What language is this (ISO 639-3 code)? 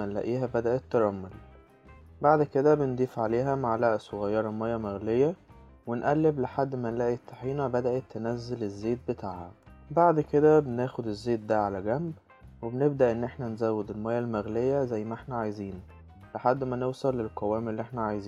ara